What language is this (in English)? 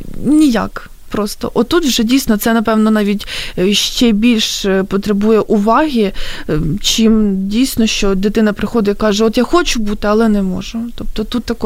Ukrainian